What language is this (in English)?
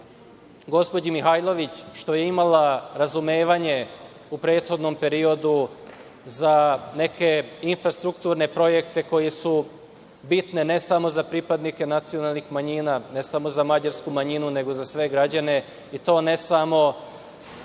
Serbian